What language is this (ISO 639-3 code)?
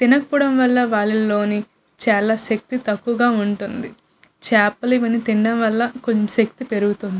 tel